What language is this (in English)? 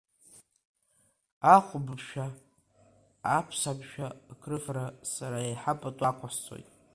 Abkhazian